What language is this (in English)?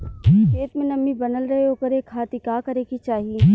Bhojpuri